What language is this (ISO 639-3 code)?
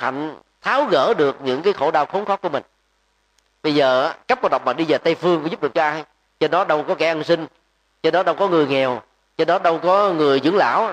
vie